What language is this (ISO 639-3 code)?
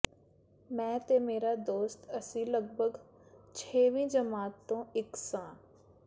pan